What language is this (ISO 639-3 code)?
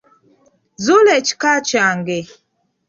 lug